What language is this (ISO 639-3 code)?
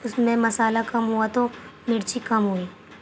urd